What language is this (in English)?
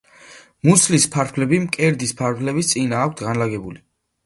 Georgian